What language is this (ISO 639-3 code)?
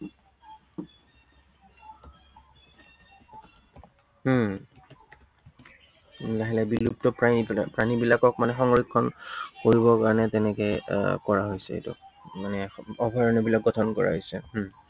asm